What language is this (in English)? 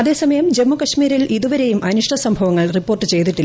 Malayalam